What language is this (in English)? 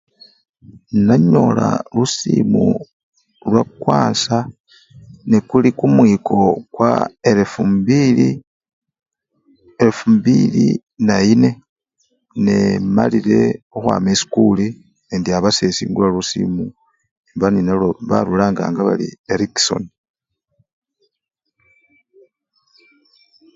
Luyia